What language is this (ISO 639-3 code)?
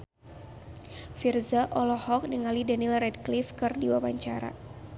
sun